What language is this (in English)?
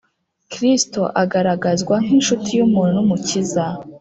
Kinyarwanda